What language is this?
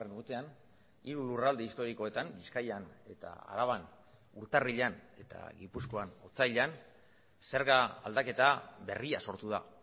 Basque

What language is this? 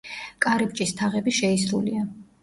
Georgian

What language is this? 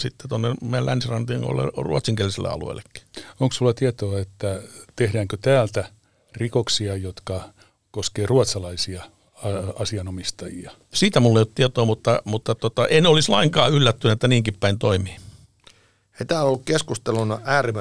Finnish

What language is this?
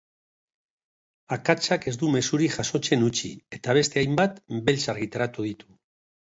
Basque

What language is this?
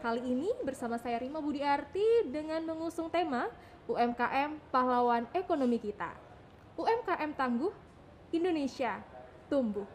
Indonesian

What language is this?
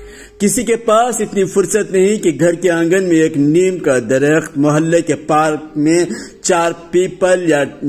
Urdu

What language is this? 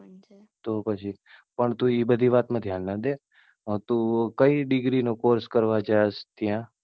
Gujarati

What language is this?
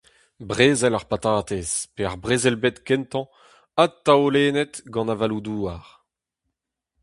Breton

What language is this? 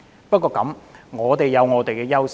Cantonese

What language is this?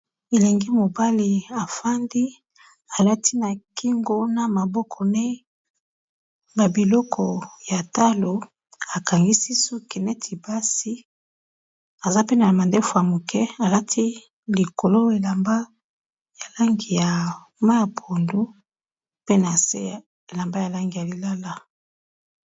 Lingala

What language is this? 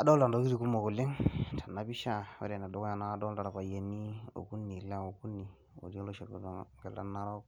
Masai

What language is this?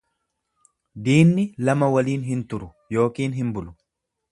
Oromo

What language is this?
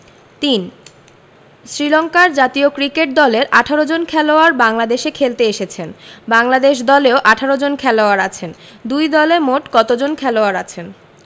Bangla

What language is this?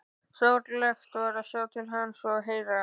Icelandic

